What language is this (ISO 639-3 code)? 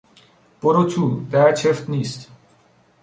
fas